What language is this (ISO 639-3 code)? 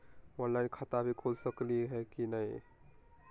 mag